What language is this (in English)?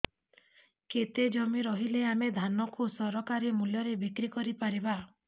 Odia